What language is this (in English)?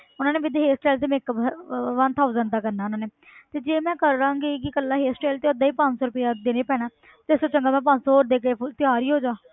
Punjabi